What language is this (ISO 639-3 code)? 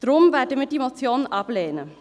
gsw